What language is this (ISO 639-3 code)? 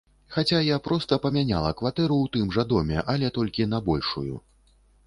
bel